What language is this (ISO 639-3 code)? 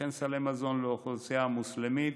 heb